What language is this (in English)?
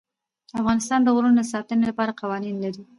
Pashto